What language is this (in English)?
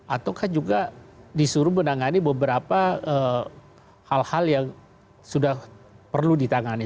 Indonesian